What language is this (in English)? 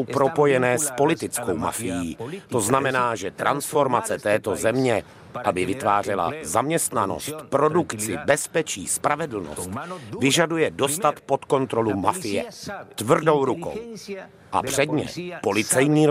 Czech